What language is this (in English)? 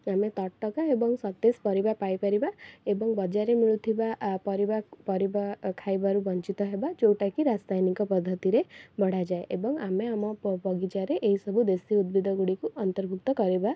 Odia